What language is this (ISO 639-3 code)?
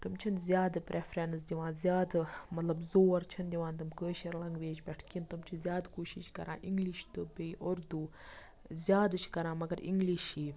kas